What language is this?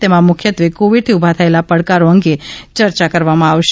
Gujarati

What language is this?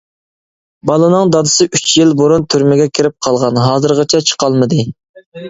Uyghur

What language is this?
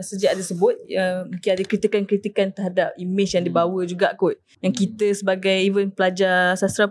Malay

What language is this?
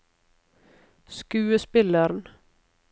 Norwegian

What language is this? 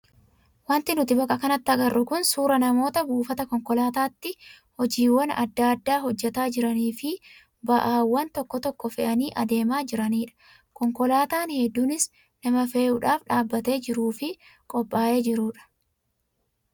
Oromo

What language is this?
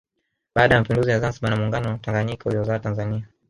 Swahili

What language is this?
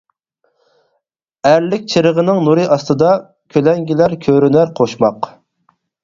Uyghur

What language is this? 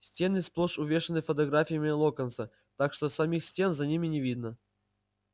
Russian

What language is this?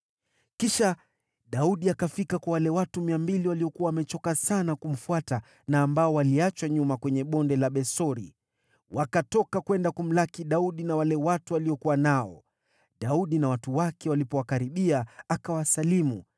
Swahili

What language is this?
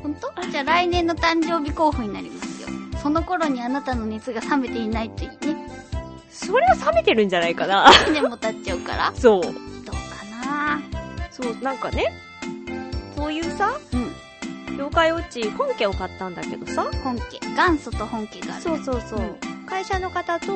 Japanese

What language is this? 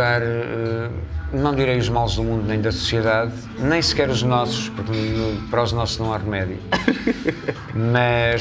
Portuguese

